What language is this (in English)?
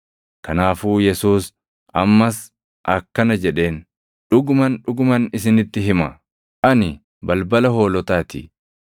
Oromo